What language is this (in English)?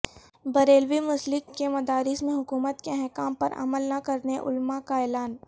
Urdu